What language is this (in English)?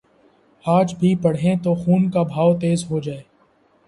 Urdu